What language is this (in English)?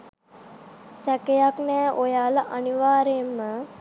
Sinhala